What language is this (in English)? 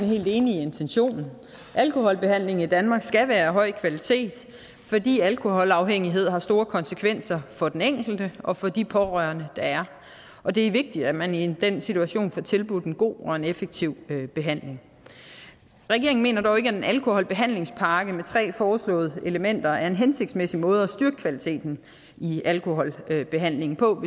Danish